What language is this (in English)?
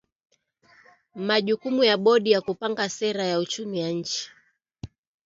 Swahili